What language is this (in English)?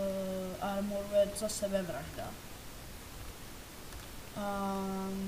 Czech